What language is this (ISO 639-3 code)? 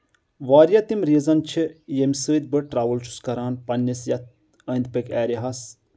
kas